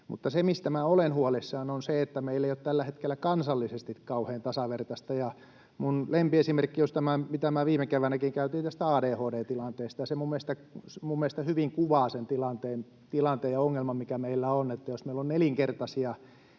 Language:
Finnish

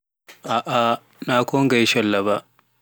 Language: Pular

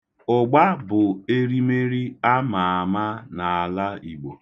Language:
Igbo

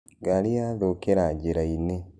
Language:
Kikuyu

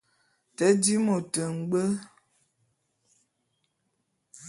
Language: Bulu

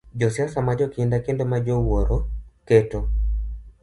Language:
Luo (Kenya and Tanzania)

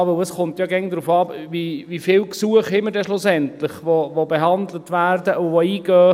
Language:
Swiss German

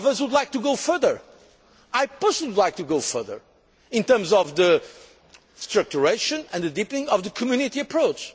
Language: English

